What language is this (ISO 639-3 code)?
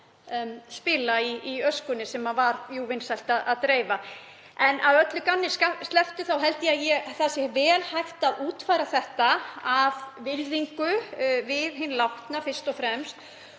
isl